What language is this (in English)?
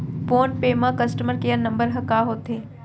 Chhattisgarhi